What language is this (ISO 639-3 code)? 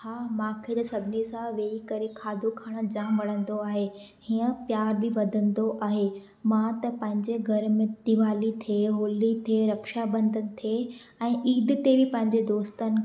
snd